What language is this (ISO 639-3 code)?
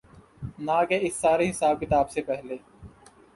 urd